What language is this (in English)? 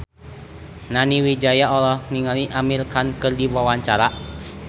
Sundanese